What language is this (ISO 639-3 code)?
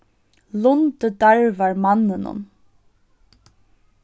fao